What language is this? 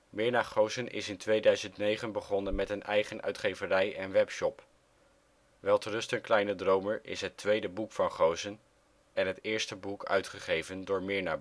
Dutch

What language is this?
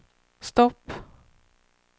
Swedish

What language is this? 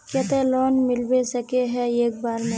Magahi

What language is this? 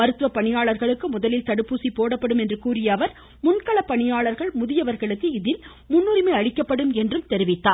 Tamil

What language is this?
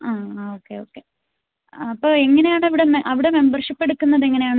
Malayalam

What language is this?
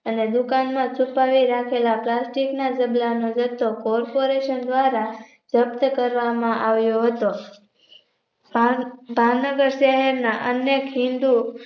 Gujarati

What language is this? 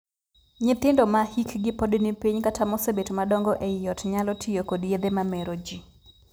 Luo (Kenya and Tanzania)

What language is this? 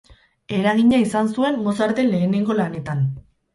Basque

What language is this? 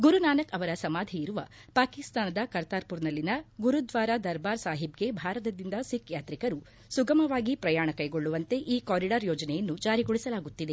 Kannada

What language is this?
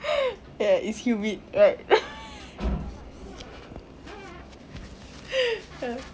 English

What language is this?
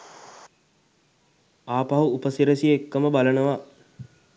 Sinhala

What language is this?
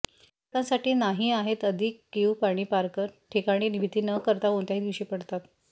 Marathi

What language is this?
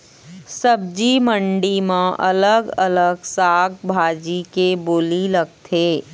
Chhattisgarhi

